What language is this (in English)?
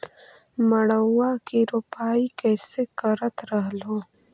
Magahi